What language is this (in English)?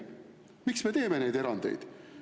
Estonian